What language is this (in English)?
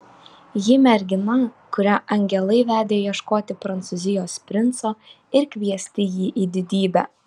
Lithuanian